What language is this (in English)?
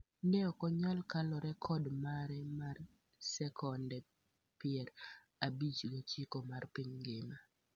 Luo (Kenya and Tanzania)